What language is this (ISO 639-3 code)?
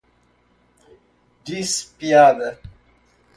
por